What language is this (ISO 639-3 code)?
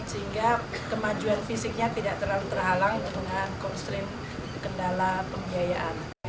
ind